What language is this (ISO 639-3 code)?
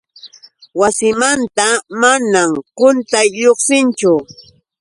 qux